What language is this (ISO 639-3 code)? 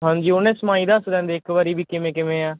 pan